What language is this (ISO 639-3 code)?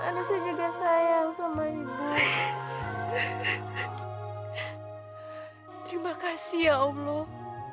ind